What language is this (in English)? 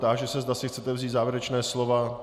Czech